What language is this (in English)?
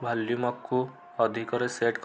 Odia